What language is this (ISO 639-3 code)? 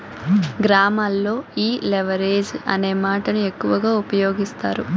tel